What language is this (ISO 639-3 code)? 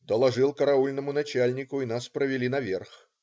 rus